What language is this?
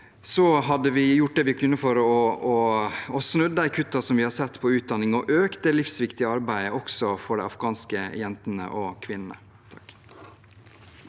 Norwegian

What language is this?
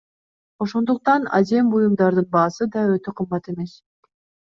Kyrgyz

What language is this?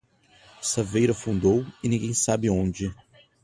Portuguese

